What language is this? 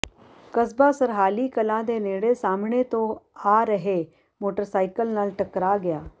Punjabi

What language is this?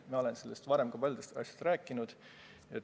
Estonian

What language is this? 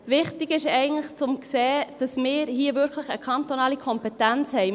Swiss German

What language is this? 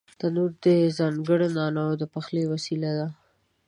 Pashto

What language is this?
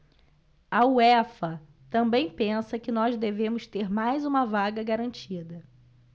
Portuguese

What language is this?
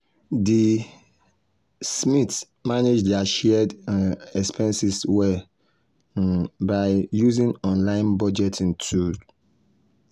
Nigerian Pidgin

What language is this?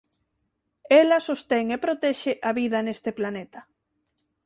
Galician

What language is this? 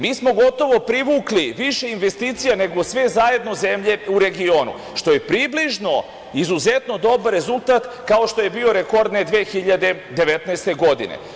Serbian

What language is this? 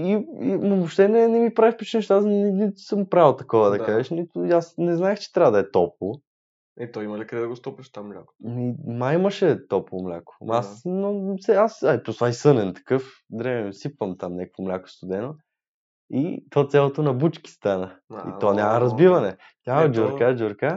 Bulgarian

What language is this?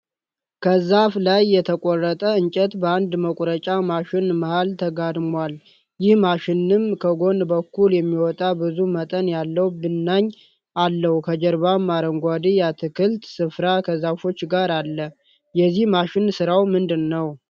Amharic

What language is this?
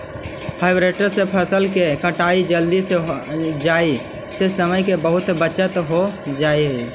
Magahi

